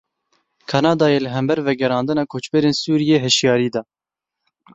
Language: Kurdish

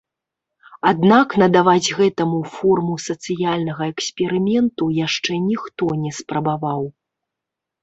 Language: Belarusian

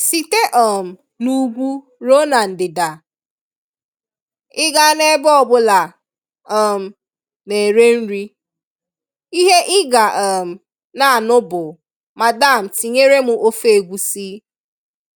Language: Igbo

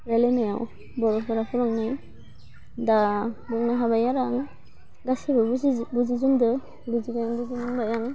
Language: Bodo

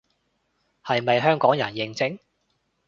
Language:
Cantonese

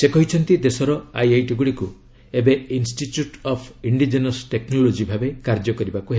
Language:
Odia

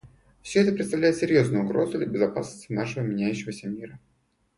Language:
Russian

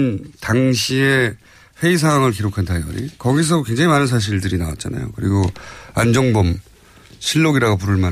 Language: Korean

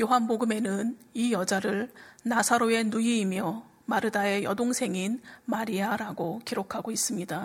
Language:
Korean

